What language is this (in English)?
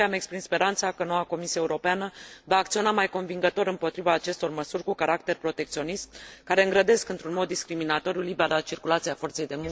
Romanian